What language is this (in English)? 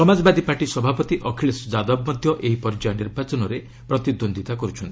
Odia